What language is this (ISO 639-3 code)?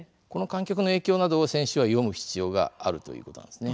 jpn